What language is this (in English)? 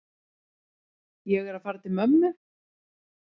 Icelandic